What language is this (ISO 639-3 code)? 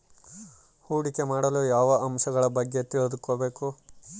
kan